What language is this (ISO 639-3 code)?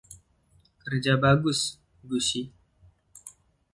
ind